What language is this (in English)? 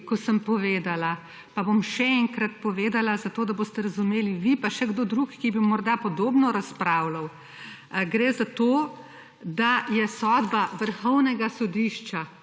Slovenian